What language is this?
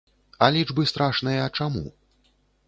Belarusian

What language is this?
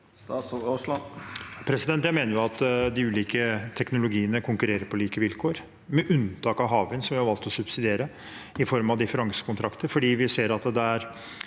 Norwegian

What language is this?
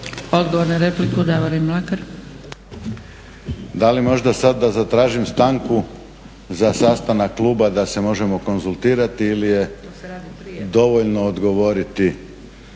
Croatian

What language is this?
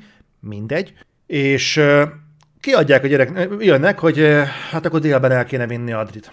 Hungarian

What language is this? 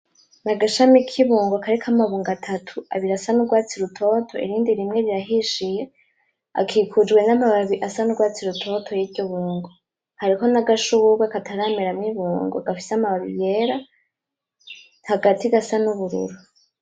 Rundi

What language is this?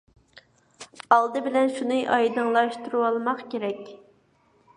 Uyghur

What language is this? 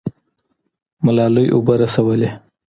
Pashto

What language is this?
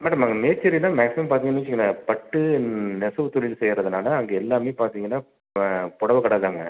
Tamil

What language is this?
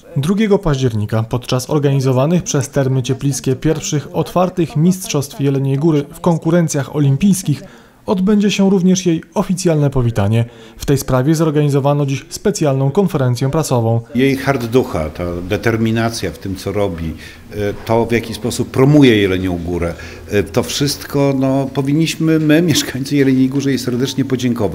Polish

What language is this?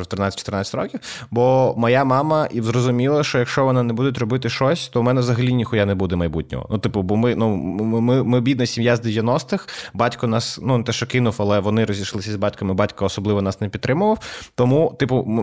Ukrainian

